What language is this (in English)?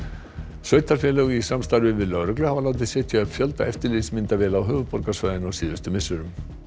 Icelandic